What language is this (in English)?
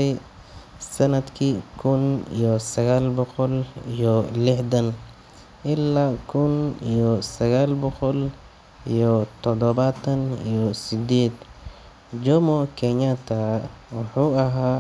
Somali